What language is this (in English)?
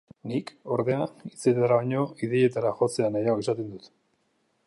Basque